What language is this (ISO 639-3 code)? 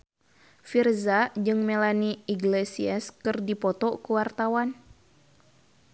sun